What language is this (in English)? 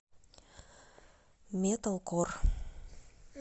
Russian